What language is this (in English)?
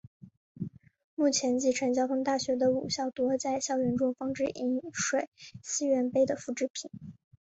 Chinese